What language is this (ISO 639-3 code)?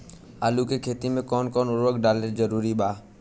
bho